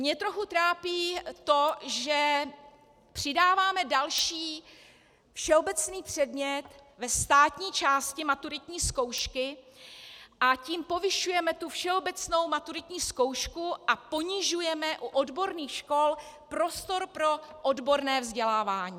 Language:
Czech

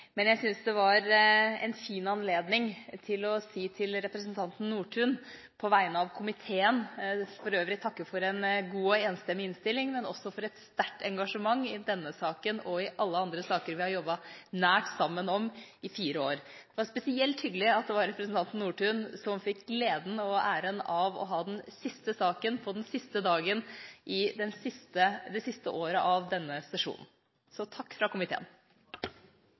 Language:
Norwegian Bokmål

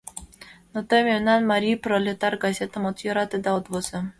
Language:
Mari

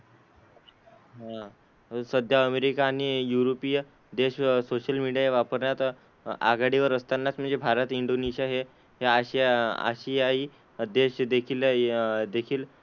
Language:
Marathi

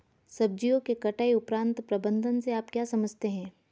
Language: Hindi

